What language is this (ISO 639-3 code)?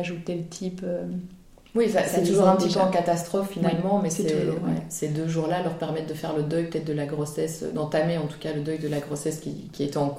fra